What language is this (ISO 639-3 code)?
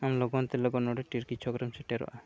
sat